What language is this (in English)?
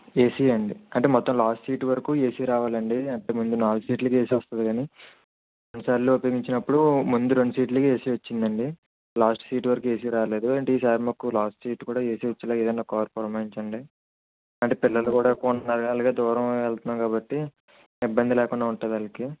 Telugu